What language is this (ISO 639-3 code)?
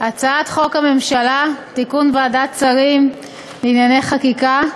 heb